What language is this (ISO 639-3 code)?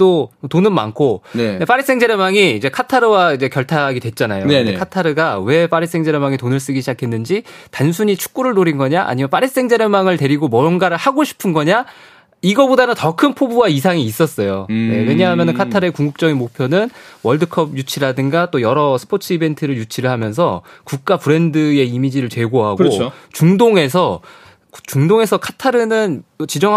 kor